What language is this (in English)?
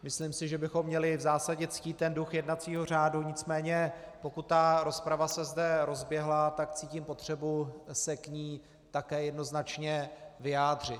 Czech